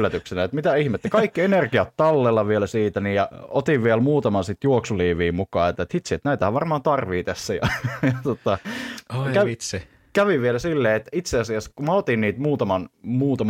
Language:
Finnish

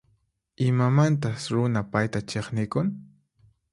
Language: Puno Quechua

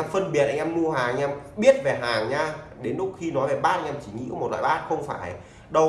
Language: Vietnamese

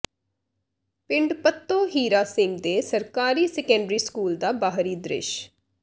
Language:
Punjabi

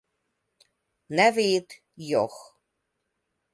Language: Hungarian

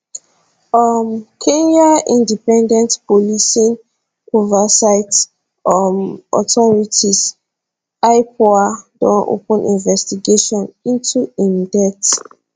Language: Nigerian Pidgin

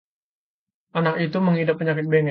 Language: Indonesian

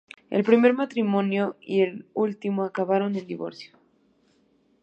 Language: Spanish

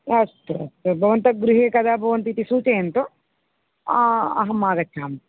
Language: Sanskrit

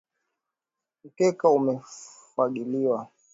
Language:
Swahili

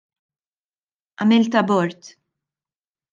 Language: Maltese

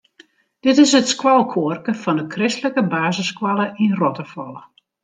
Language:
Western Frisian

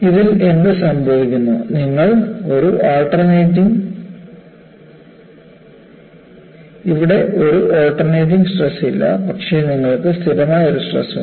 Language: Malayalam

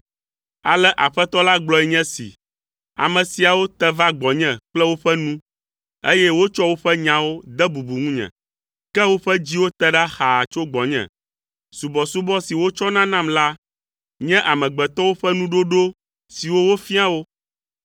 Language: Ewe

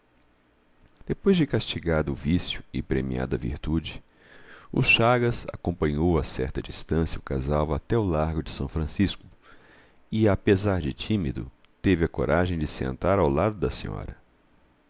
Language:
Portuguese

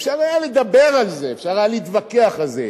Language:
Hebrew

